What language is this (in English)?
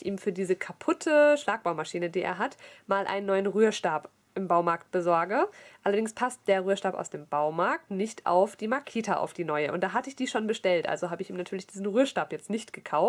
German